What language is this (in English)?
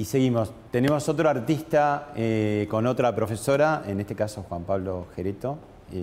Spanish